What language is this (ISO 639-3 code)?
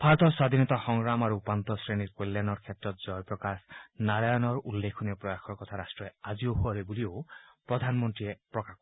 asm